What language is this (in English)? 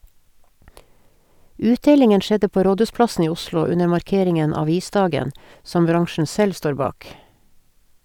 Norwegian